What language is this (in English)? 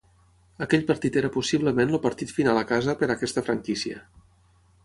Catalan